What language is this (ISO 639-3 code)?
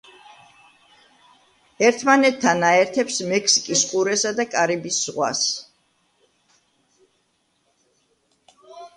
kat